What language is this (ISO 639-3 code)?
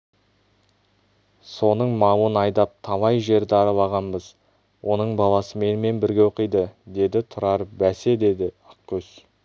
kaz